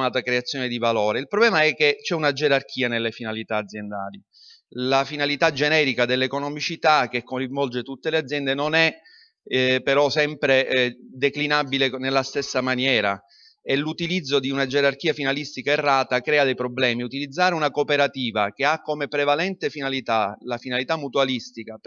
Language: Italian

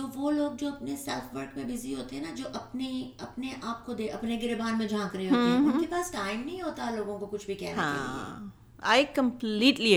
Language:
Urdu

